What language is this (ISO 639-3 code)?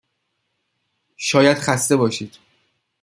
fas